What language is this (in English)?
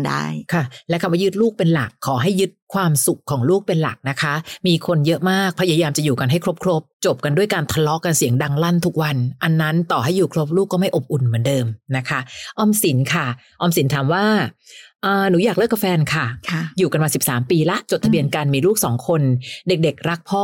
Thai